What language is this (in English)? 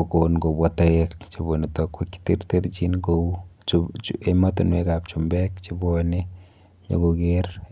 Kalenjin